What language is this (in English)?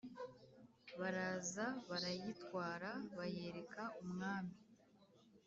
Kinyarwanda